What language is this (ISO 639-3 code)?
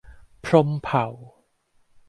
tha